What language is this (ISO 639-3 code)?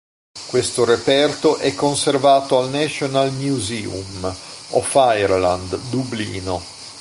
ita